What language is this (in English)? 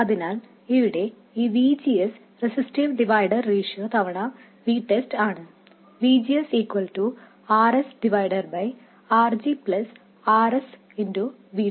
Malayalam